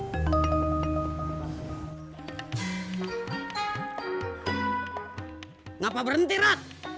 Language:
Indonesian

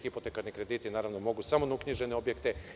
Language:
Serbian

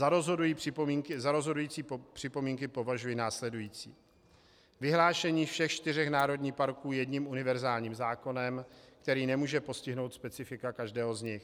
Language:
Czech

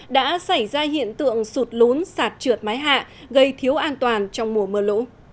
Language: Vietnamese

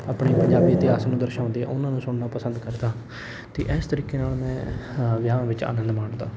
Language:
Punjabi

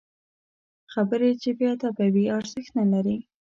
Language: Pashto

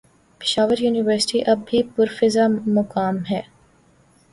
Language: Urdu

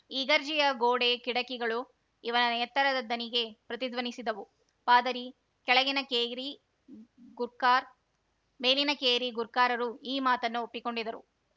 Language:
Kannada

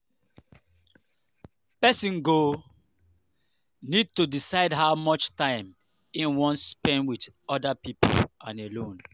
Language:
Nigerian Pidgin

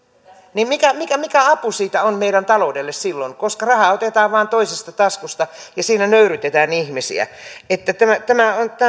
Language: Finnish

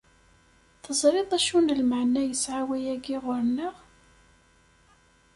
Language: Kabyle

